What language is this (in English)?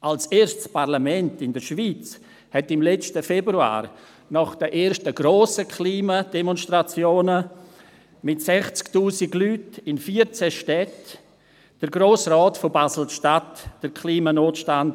Swiss German